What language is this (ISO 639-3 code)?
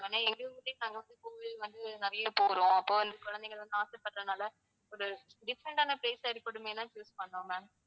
tam